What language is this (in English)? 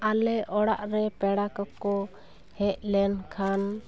Santali